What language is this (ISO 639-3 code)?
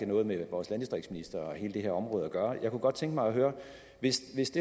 dan